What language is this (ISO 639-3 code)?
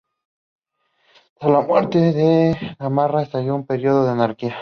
spa